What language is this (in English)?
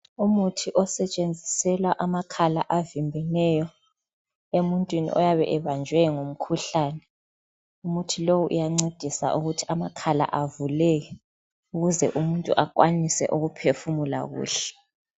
North Ndebele